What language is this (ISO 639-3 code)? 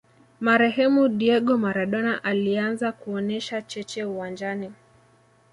swa